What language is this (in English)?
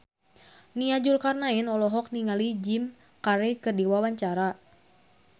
Sundanese